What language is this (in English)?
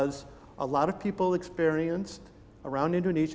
Indonesian